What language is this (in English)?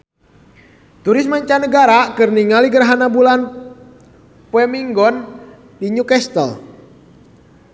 Sundanese